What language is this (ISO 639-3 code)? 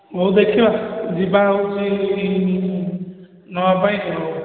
ori